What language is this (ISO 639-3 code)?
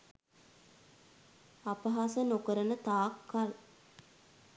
sin